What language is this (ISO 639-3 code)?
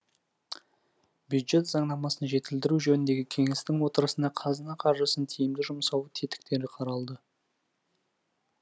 kaz